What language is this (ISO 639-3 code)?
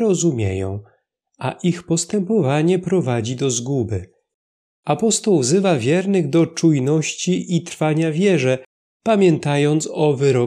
pol